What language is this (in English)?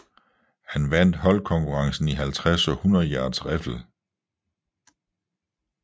Danish